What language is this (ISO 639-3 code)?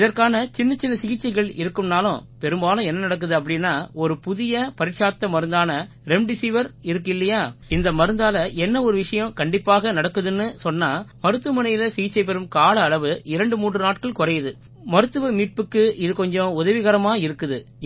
tam